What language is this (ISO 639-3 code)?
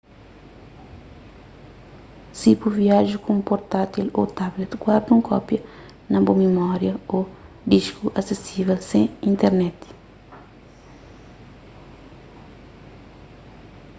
kea